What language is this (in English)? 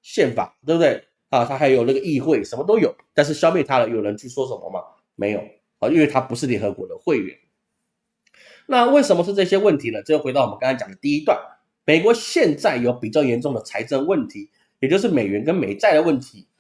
Chinese